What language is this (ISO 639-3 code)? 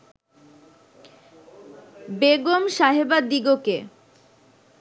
ben